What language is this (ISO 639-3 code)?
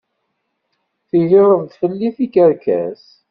kab